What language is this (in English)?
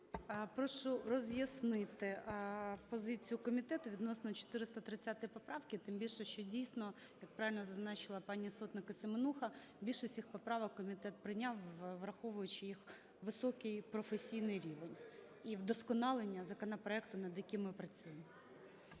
Ukrainian